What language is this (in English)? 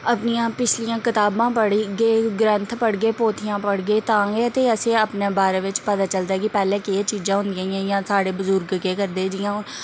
Dogri